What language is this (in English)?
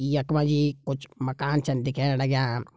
Garhwali